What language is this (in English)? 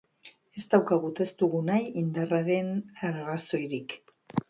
Basque